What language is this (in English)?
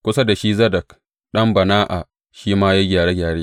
Hausa